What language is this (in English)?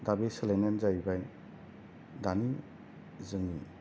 Bodo